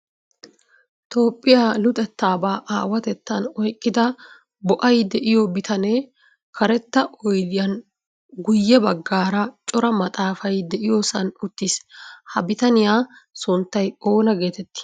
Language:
Wolaytta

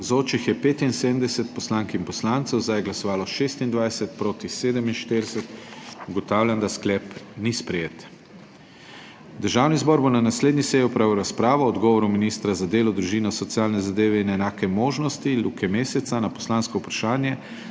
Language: Slovenian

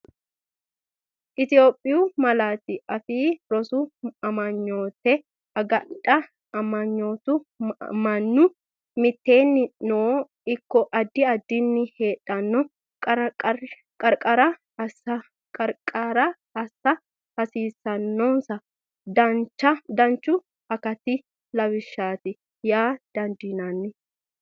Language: Sidamo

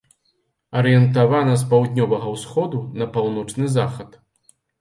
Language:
Belarusian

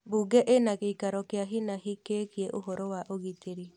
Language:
Kikuyu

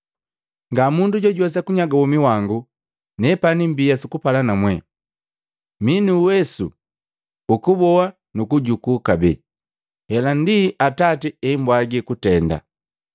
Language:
Matengo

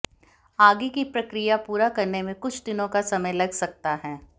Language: Hindi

